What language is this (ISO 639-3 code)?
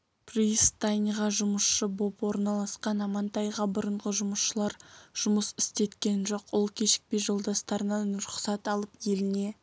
kaz